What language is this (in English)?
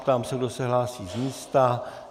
Czech